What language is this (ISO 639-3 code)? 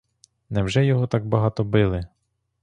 ukr